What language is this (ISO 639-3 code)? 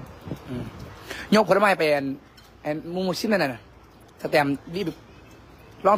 tha